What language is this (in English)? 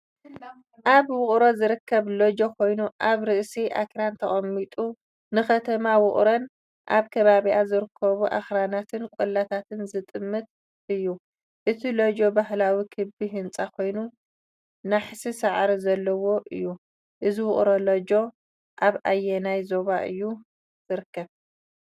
Tigrinya